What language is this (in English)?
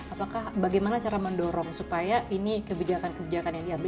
Indonesian